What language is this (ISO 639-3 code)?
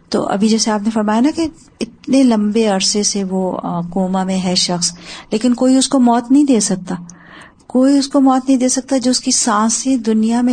urd